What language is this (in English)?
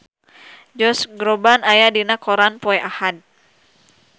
Sundanese